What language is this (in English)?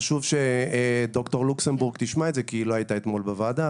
Hebrew